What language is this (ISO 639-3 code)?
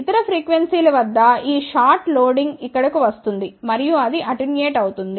tel